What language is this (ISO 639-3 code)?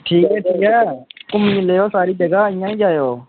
doi